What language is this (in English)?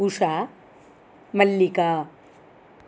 Sanskrit